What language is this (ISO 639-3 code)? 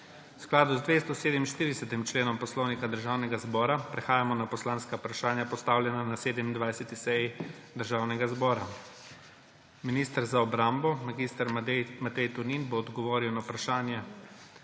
slv